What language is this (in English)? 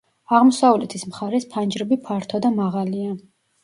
Georgian